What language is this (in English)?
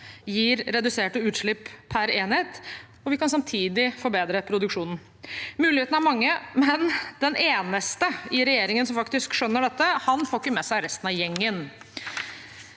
Norwegian